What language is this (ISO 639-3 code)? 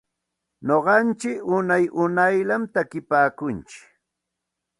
qxt